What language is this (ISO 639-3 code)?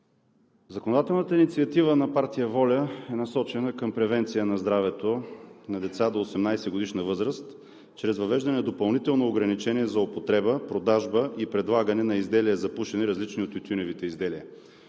bul